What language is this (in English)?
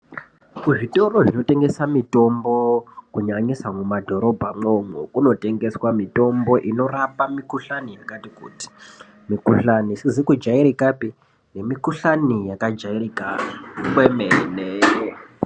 Ndau